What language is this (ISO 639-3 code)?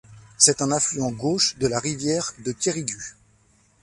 fra